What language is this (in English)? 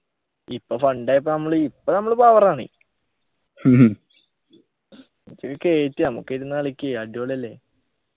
Malayalam